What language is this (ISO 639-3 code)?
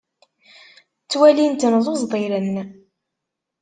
kab